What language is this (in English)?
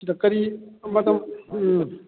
Manipuri